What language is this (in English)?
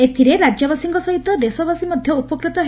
Odia